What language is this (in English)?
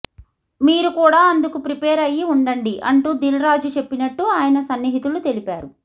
Telugu